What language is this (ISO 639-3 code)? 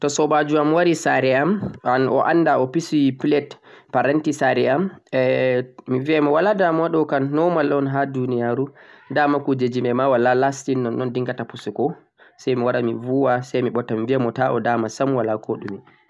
fuq